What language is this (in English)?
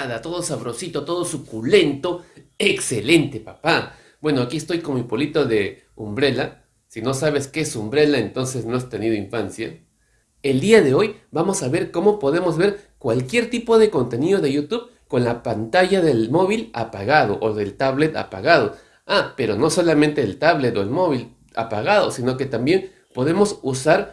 Spanish